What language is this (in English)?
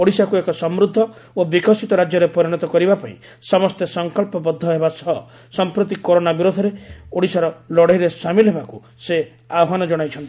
Odia